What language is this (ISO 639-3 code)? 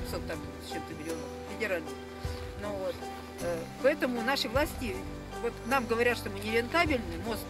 rus